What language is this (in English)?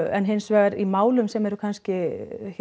Icelandic